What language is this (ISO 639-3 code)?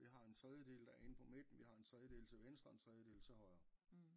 dan